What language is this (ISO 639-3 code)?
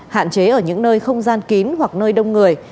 vie